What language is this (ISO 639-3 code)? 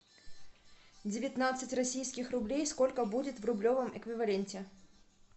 rus